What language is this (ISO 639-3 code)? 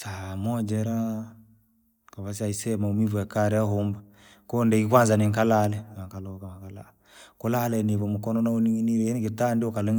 lag